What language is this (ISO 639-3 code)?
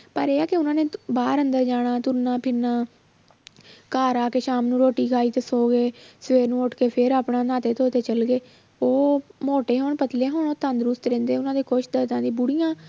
pan